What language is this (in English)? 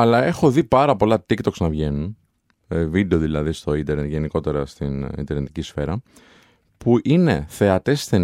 Greek